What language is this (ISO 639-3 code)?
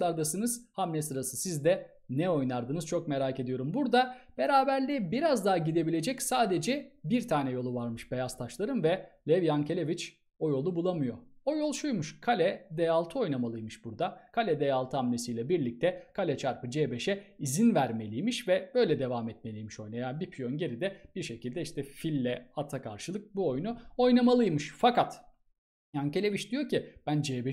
tur